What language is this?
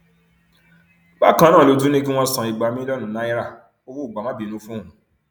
Yoruba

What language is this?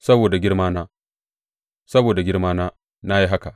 Hausa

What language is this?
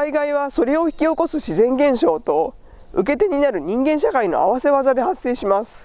Japanese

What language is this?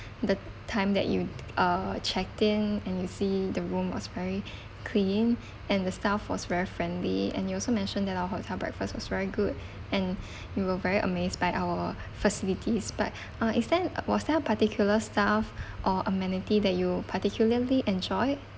English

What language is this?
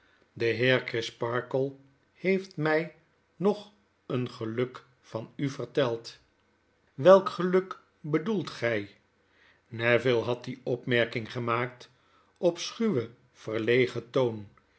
Dutch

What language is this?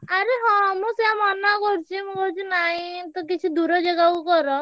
Odia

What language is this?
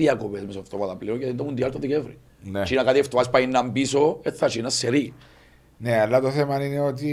Greek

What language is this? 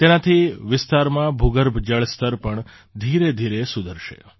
Gujarati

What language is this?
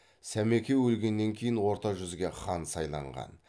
Kazakh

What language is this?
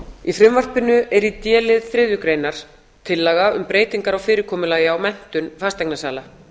Icelandic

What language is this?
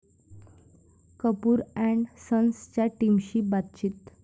Marathi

